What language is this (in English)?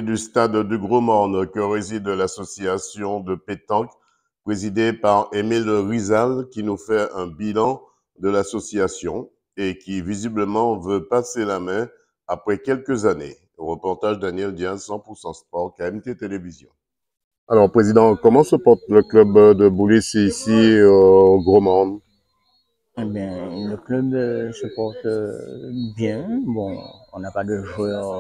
French